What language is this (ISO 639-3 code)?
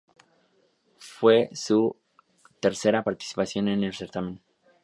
spa